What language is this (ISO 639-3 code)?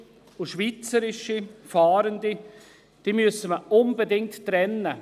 gsw